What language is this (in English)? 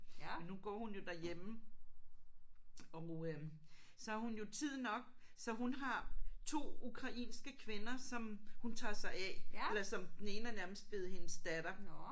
Danish